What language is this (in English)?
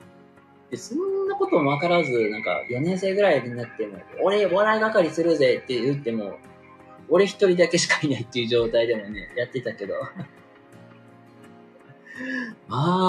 Japanese